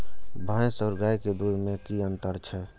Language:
Maithili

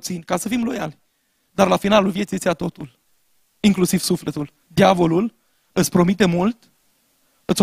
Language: Romanian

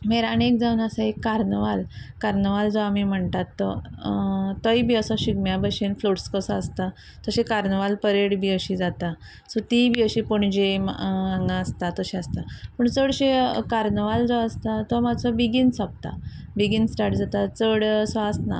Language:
Konkani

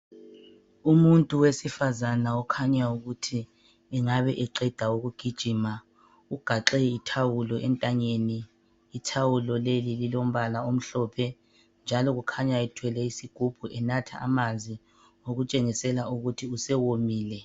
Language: North Ndebele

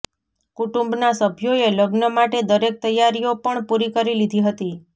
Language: Gujarati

